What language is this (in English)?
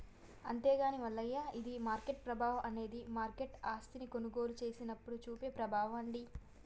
Telugu